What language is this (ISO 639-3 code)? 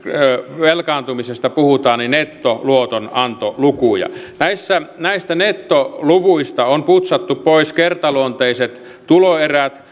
fin